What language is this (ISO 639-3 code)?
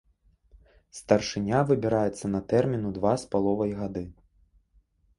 bel